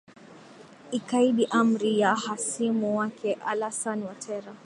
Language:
Swahili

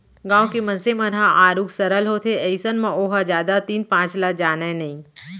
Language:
Chhattisgarhi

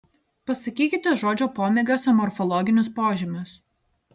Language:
Lithuanian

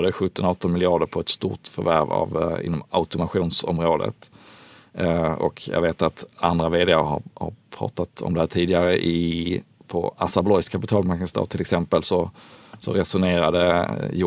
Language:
Swedish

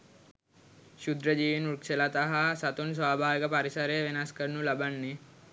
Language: Sinhala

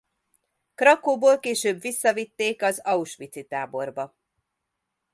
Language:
Hungarian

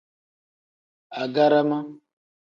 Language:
Tem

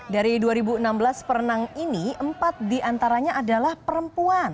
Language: Indonesian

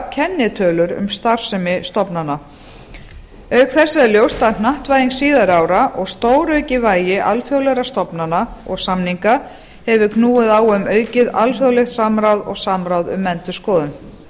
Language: Icelandic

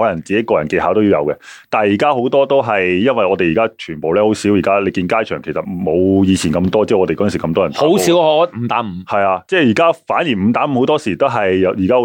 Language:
Chinese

